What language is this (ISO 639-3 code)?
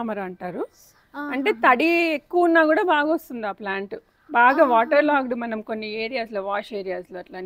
tel